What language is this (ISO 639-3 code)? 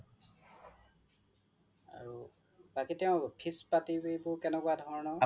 asm